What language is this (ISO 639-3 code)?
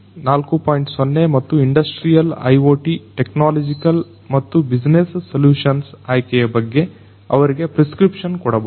kan